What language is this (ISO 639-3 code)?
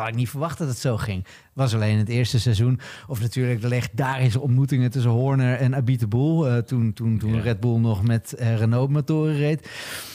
nld